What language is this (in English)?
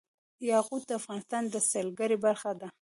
Pashto